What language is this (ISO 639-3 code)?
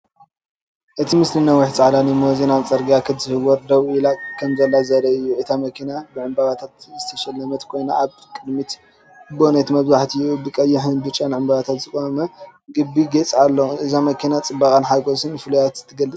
tir